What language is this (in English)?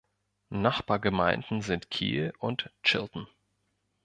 German